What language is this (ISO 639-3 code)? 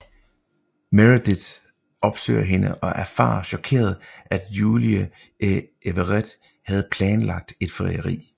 dan